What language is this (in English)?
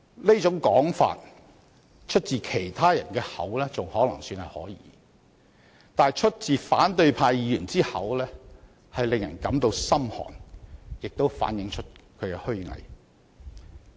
Cantonese